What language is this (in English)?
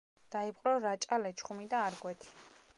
Georgian